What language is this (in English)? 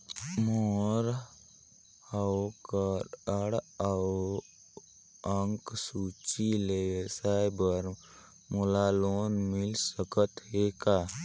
Chhattisgarhi